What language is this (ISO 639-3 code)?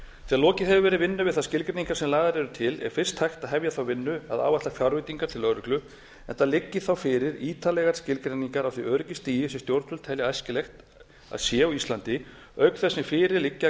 isl